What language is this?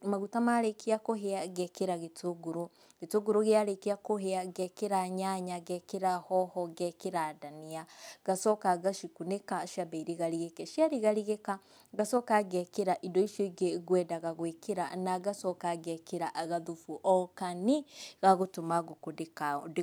Kikuyu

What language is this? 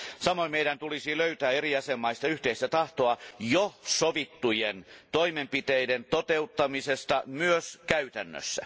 Finnish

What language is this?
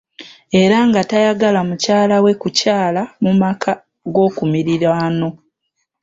Ganda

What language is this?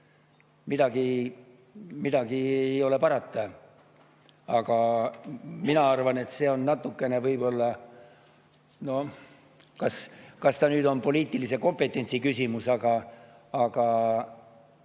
Estonian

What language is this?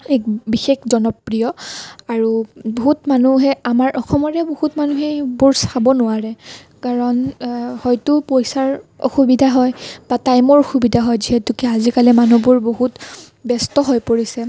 Assamese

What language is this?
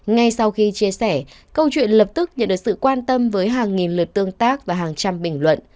Vietnamese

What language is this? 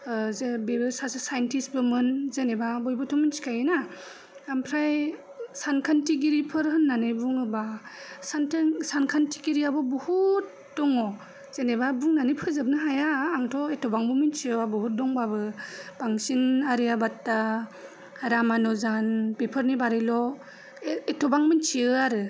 Bodo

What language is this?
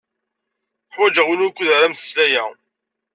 Kabyle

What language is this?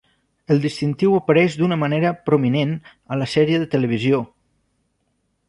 Catalan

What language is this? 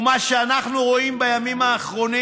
Hebrew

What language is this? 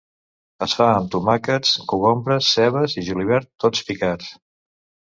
Catalan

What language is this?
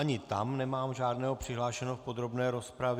Czech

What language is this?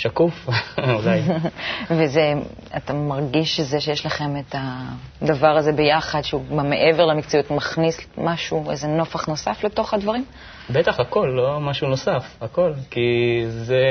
Hebrew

